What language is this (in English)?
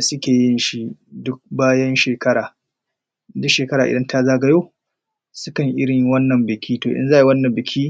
Hausa